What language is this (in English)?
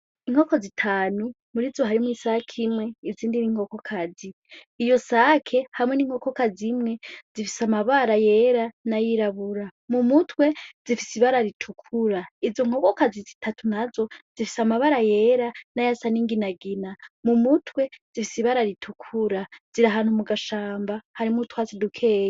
Rundi